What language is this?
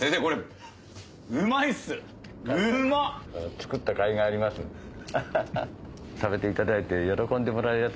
Japanese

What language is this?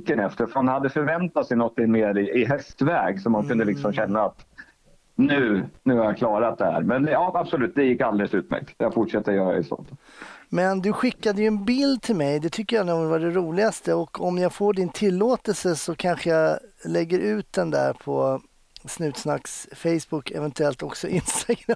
Swedish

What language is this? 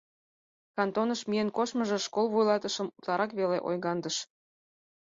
Mari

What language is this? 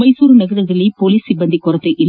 Kannada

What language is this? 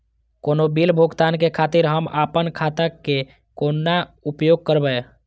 Maithili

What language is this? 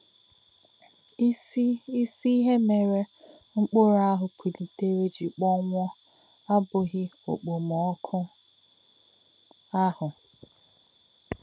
Igbo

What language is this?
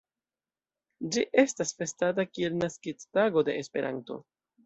Esperanto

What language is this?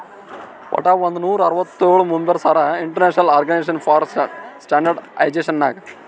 Kannada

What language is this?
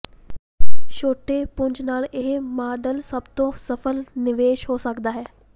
Punjabi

